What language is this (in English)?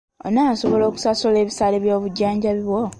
Ganda